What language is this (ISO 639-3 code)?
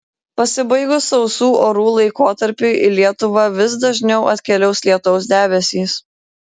lit